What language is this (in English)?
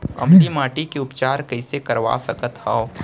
Chhattisgarhi